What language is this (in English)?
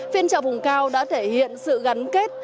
Vietnamese